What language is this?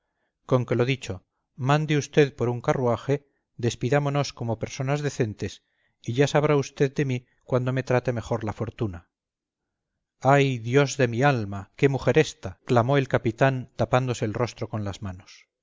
Spanish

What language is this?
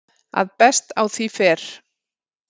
Icelandic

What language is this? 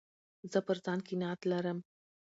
Pashto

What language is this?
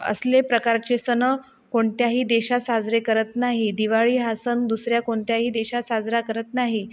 Marathi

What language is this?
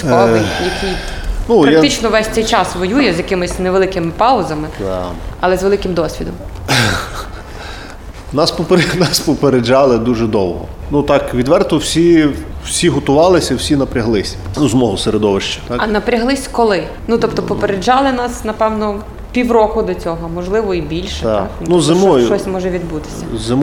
Ukrainian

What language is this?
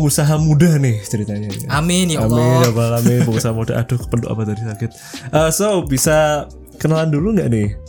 Indonesian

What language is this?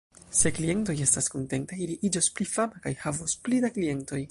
Esperanto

